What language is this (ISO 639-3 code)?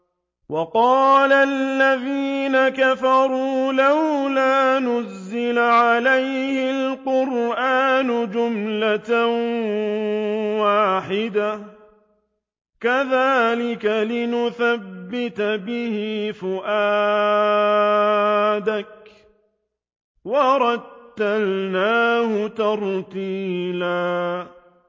ara